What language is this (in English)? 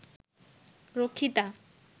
Bangla